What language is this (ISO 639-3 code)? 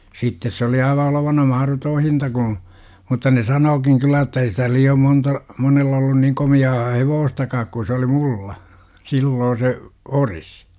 fin